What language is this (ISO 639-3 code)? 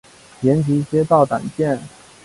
zho